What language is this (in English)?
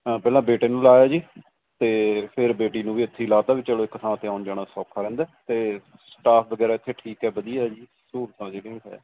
Punjabi